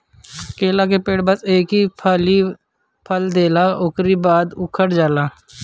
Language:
Bhojpuri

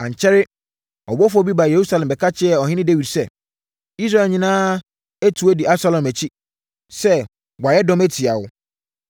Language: Akan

